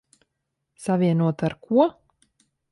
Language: Latvian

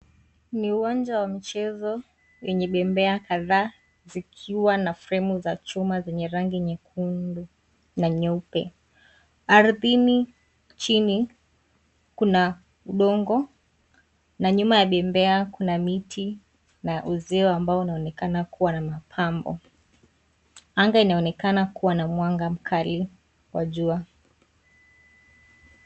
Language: Swahili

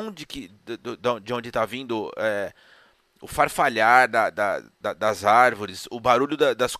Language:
Portuguese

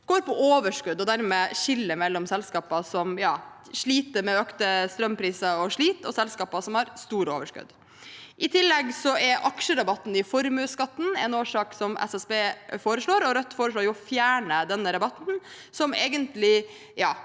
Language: Norwegian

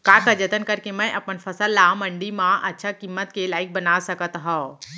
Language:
Chhattisgarhi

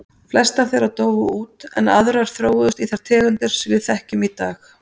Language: Icelandic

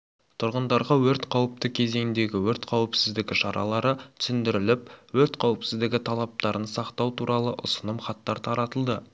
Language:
Kazakh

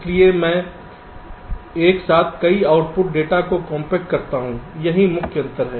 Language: Hindi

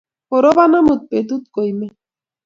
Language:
Kalenjin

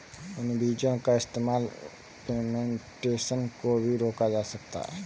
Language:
Hindi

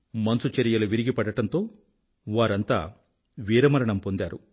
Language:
Telugu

